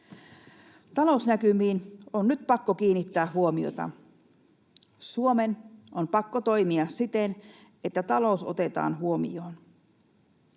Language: Finnish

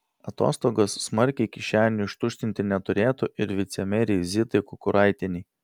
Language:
Lithuanian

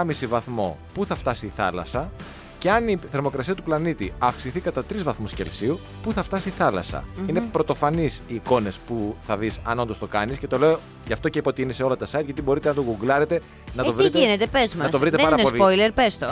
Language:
Greek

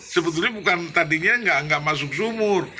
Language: Indonesian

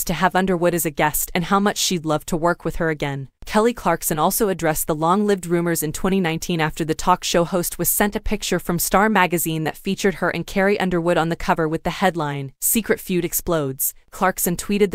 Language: English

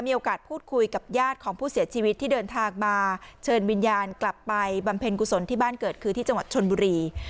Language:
Thai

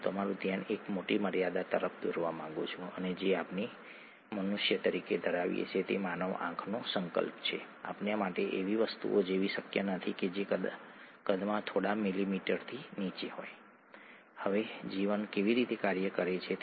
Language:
Gujarati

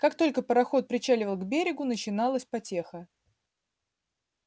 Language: Russian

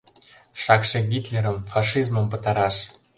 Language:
Mari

